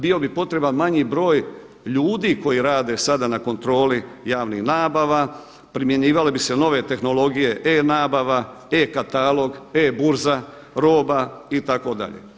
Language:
Croatian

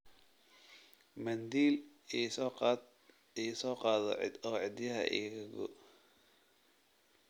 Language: Somali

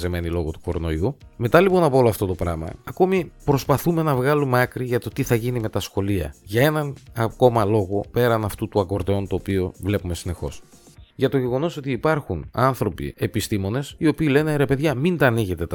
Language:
Greek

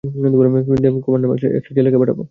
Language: Bangla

